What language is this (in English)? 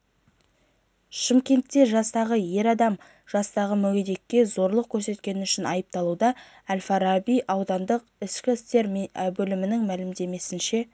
Kazakh